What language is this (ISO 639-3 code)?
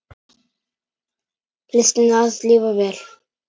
isl